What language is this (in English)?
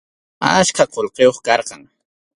Arequipa-La Unión Quechua